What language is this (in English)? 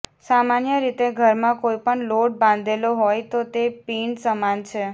Gujarati